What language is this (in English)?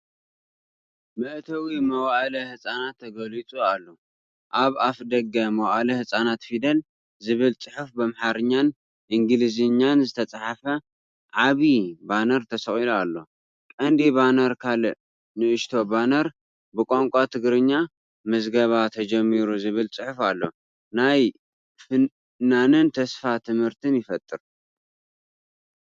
Tigrinya